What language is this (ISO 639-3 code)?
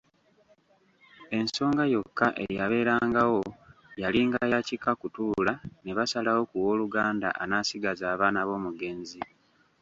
lug